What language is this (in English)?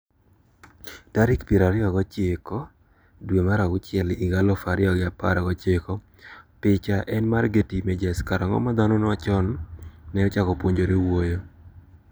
Luo (Kenya and Tanzania)